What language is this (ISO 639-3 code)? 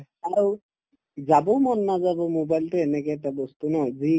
asm